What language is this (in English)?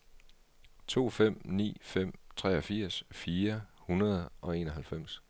Danish